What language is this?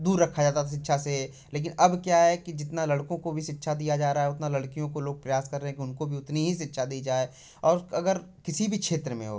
Hindi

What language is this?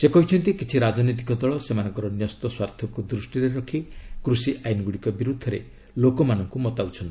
Odia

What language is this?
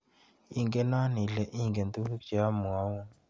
Kalenjin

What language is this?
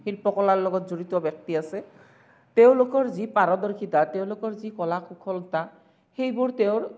Assamese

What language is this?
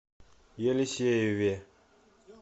Russian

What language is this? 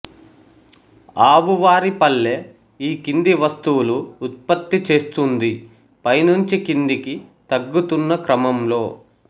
Telugu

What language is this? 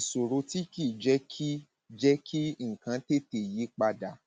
Yoruba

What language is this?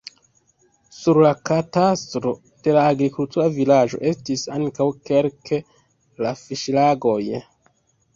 Esperanto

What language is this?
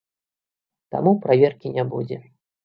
Belarusian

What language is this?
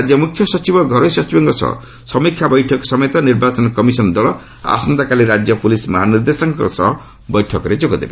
Odia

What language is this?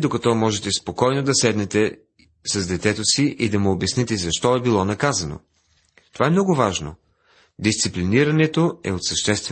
Bulgarian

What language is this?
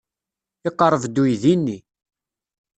Kabyle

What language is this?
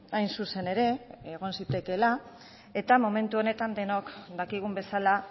Basque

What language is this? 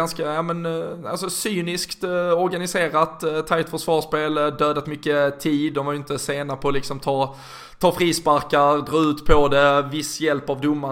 Swedish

